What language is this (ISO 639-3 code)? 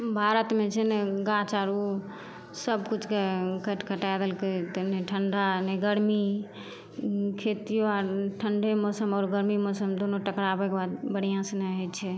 mai